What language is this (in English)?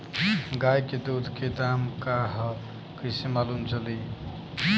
Bhojpuri